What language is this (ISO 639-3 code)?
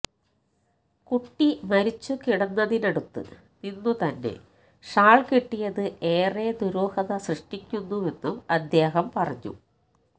mal